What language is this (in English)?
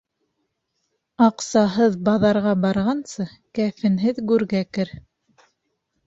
Bashkir